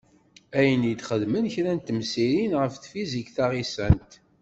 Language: Kabyle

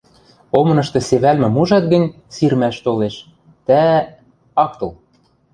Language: Western Mari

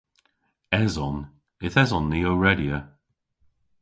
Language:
Cornish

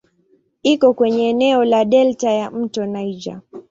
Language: Swahili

